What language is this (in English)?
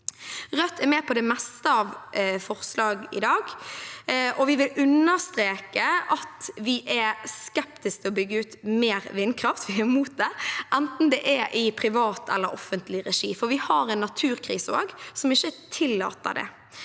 Norwegian